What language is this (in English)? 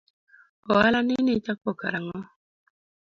Luo (Kenya and Tanzania)